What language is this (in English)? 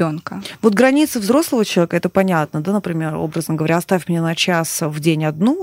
Russian